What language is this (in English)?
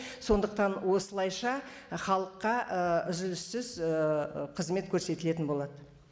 Kazakh